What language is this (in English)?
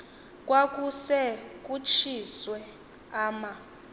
Xhosa